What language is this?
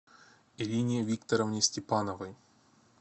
Russian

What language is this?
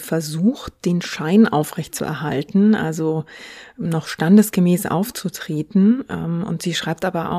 German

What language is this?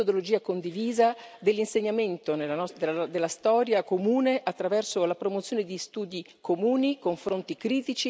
Italian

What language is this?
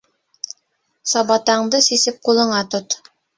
Bashkir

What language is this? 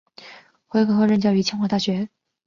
Chinese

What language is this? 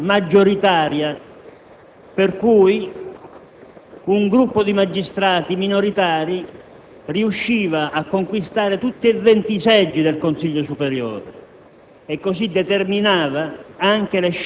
Italian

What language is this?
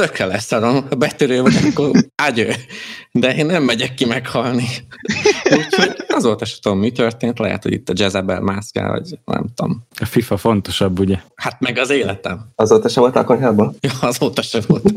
Hungarian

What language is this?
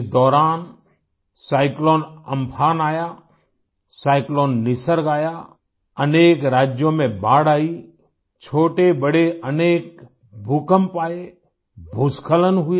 Hindi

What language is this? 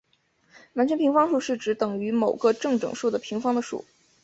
Chinese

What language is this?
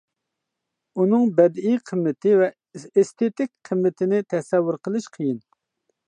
Uyghur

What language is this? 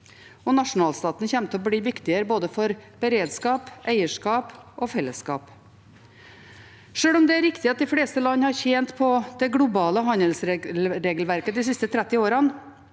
Norwegian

